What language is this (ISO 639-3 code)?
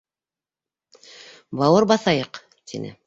bak